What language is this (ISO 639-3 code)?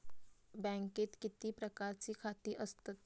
mar